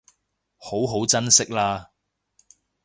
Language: Cantonese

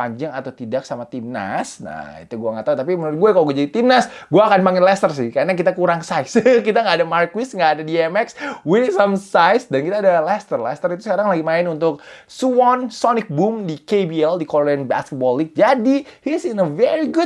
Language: Indonesian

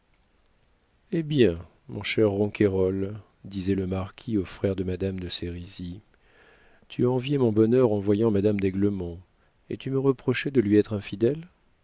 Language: French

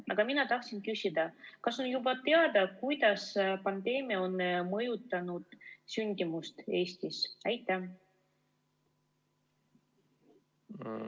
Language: Estonian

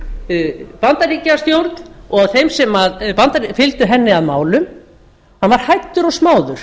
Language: Icelandic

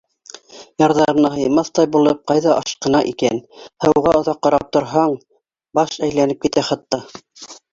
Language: Bashkir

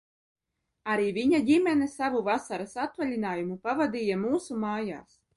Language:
Latvian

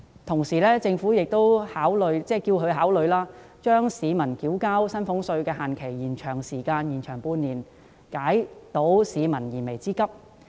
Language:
Cantonese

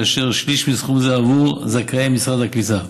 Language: Hebrew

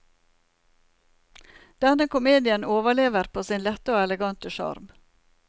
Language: Norwegian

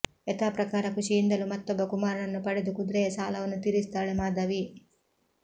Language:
Kannada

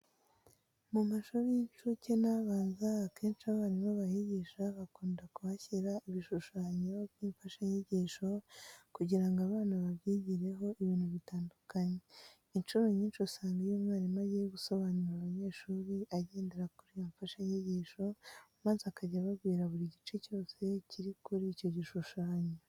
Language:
Kinyarwanda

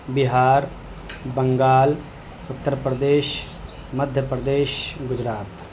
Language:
Urdu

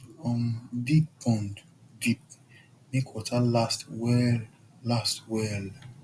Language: Nigerian Pidgin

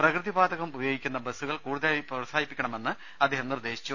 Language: Malayalam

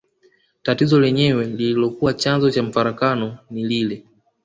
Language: Swahili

